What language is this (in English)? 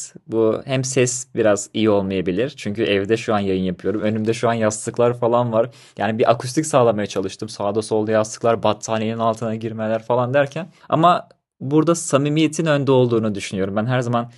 Turkish